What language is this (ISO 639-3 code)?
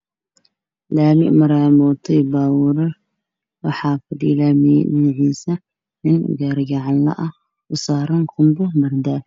som